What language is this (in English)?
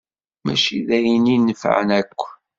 Kabyle